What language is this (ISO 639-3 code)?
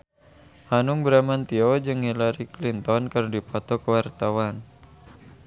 sun